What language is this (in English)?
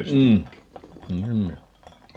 Finnish